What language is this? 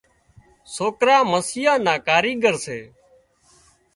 Wadiyara Koli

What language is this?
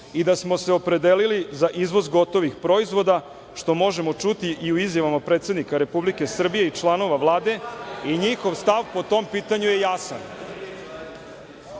Serbian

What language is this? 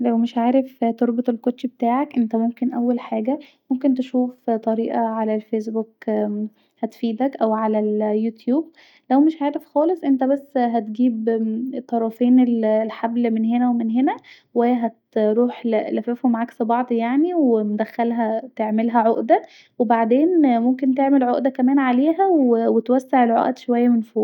Egyptian Arabic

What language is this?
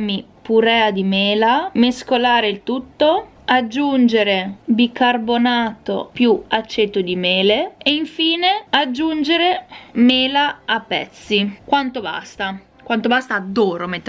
Italian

